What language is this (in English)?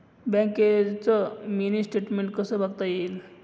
Marathi